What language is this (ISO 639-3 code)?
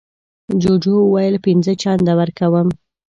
pus